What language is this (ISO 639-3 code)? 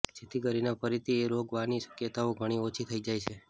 guj